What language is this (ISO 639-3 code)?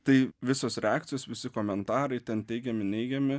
lit